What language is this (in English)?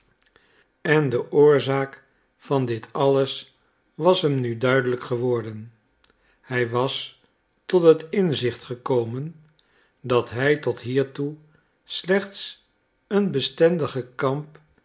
Dutch